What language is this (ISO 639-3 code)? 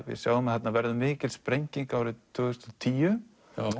isl